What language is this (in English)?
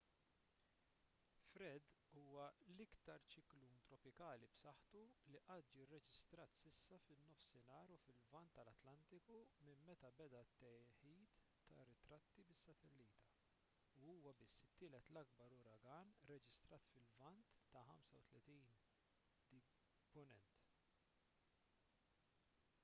Maltese